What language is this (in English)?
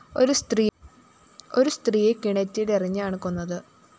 Malayalam